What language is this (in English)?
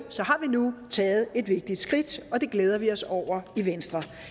Danish